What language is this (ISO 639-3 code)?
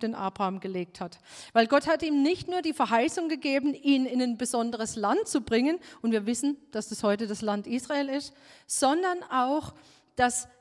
deu